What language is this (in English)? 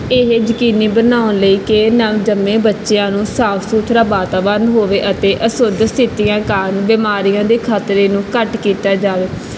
Punjabi